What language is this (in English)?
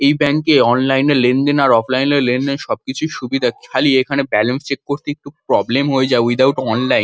Bangla